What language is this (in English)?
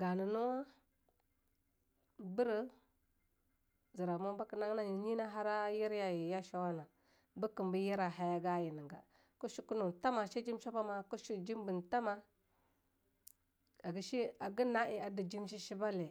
Longuda